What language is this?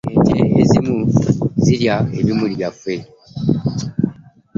Ganda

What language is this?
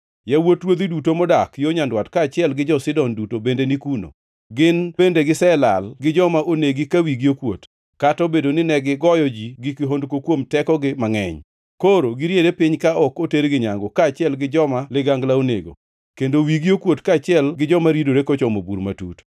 Luo (Kenya and Tanzania)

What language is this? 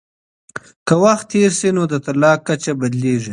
Pashto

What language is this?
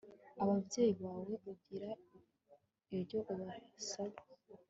Kinyarwanda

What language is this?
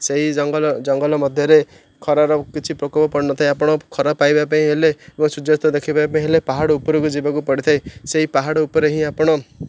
Odia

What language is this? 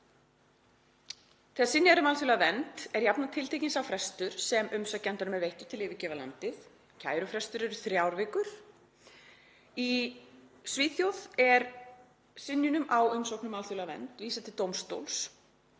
Icelandic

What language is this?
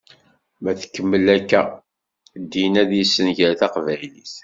Kabyle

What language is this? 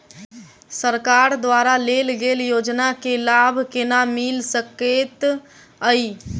Maithili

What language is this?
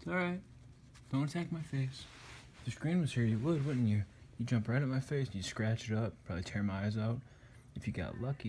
English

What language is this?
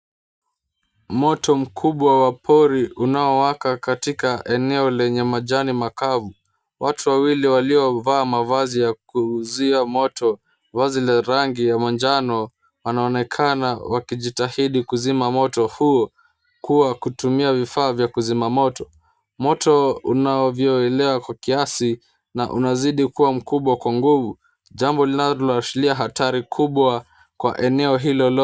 Swahili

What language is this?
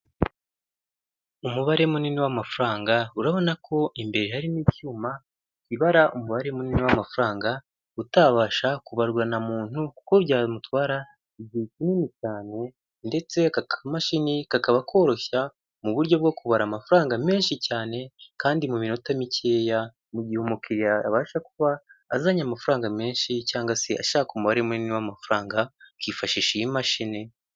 Kinyarwanda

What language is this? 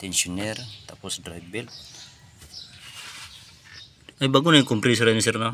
Filipino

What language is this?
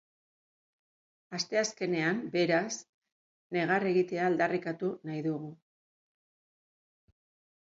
Basque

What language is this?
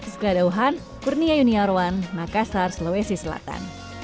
Indonesian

